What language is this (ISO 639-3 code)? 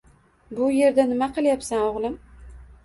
uzb